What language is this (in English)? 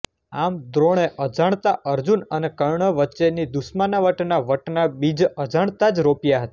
Gujarati